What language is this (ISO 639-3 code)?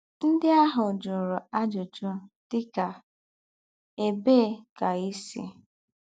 ibo